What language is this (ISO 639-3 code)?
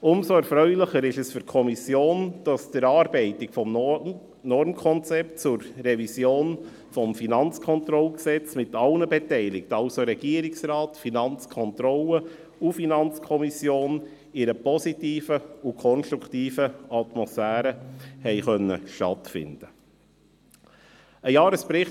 gsw